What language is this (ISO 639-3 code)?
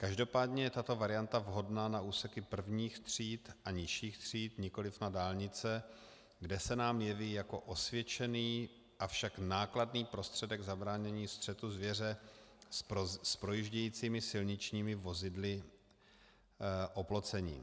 ces